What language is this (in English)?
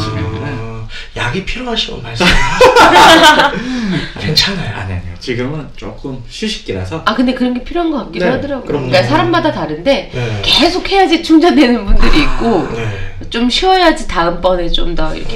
Korean